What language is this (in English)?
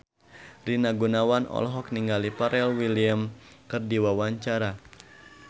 Sundanese